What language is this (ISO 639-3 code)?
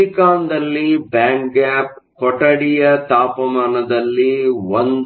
kan